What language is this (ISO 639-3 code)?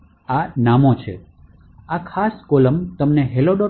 guj